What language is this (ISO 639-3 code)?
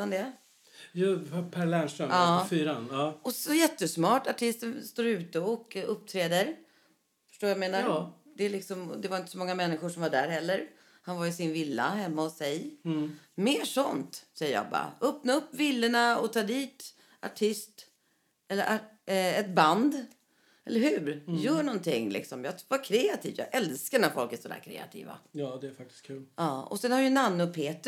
swe